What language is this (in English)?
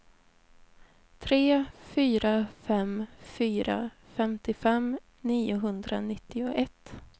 Swedish